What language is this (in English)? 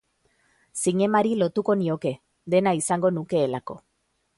Basque